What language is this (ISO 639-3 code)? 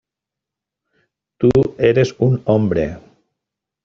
spa